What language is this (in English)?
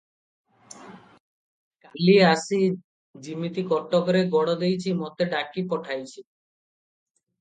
Odia